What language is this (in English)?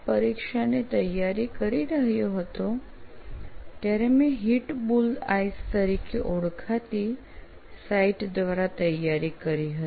Gujarati